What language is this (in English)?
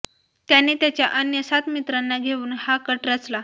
Marathi